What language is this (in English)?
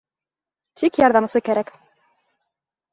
Bashkir